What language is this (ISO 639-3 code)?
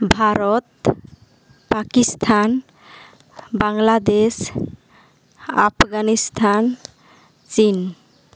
sat